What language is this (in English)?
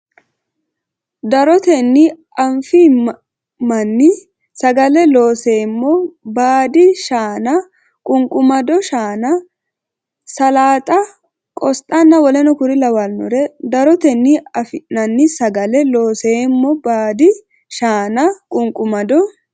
Sidamo